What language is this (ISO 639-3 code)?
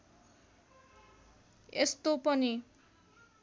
nep